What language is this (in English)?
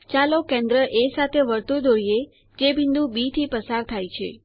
Gujarati